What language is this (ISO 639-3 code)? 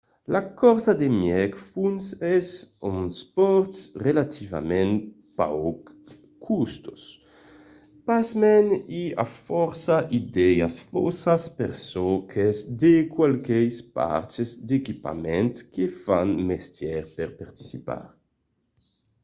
oci